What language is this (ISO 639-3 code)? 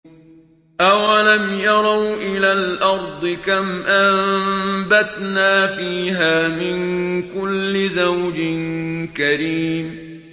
ara